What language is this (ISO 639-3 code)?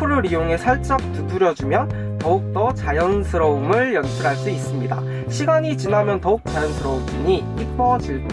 kor